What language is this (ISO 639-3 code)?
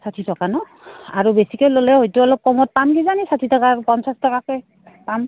asm